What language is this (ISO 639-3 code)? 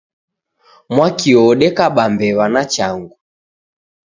dav